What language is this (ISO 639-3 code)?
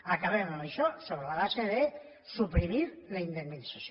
cat